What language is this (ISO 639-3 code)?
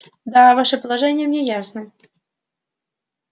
rus